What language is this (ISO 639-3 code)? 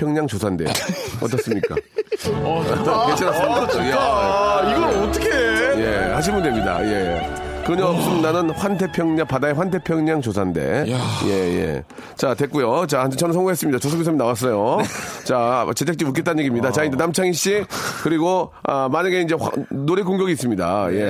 kor